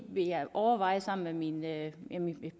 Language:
Danish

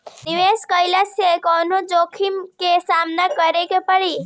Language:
Bhojpuri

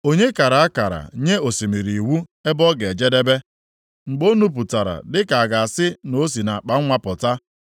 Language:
Igbo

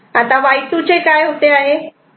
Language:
Marathi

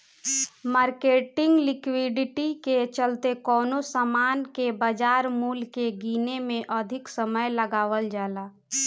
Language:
Bhojpuri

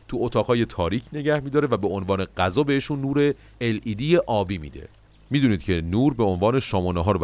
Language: Persian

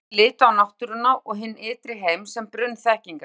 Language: Icelandic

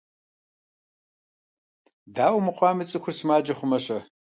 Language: Kabardian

